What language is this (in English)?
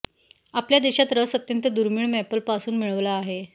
Marathi